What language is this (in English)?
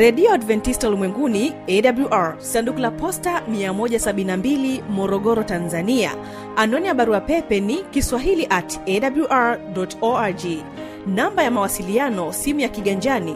Swahili